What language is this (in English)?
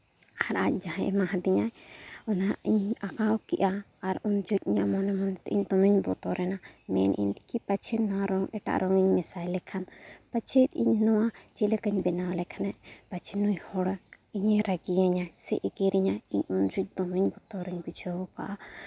Santali